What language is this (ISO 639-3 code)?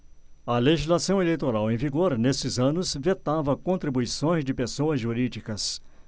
por